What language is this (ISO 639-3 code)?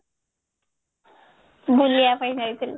ori